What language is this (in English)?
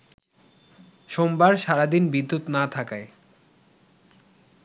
Bangla